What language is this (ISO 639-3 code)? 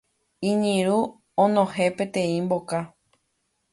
grn